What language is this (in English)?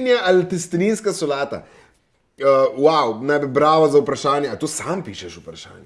Slovenian